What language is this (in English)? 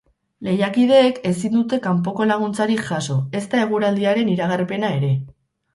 Basque